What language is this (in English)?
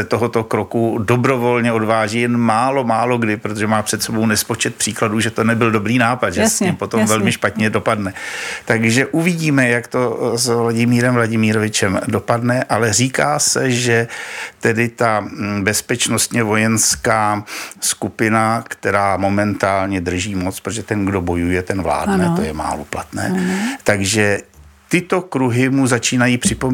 Czech